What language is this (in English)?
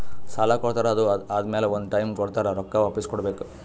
Kannada